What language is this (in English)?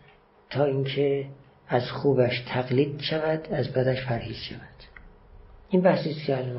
Persian